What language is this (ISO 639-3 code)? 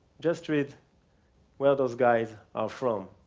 eng